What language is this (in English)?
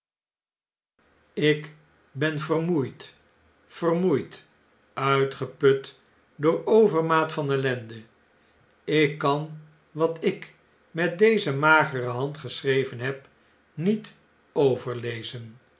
Dutch